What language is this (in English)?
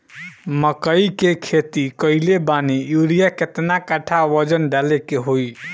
Bhojpuri